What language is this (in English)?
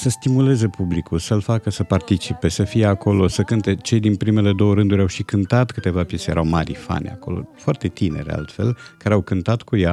Romanian